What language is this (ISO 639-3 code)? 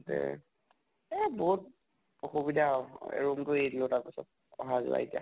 asm